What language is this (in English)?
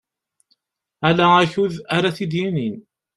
Kabyle